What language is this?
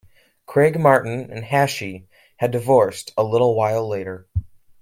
English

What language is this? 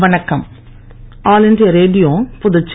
Tamil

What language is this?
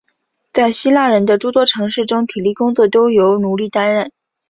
Chinese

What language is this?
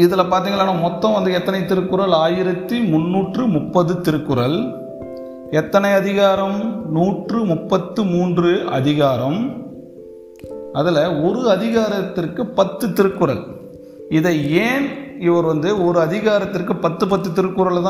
Tamil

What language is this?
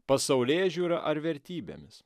Lithuanian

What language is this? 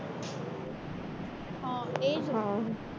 Gujarati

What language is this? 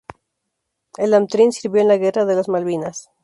Spanish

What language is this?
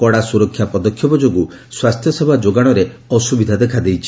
Odia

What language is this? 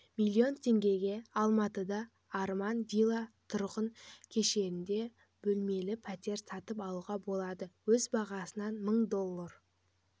Kazakh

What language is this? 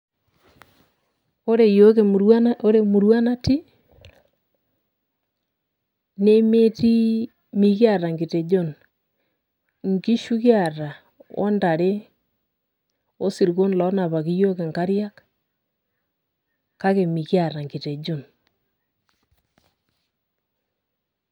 Masai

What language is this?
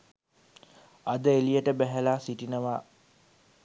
Sinhala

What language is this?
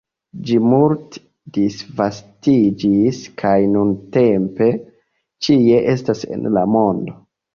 Esperanto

